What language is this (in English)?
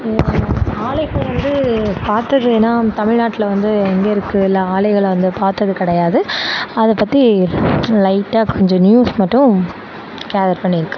Tamil